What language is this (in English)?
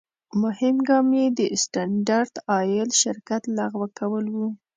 Pashto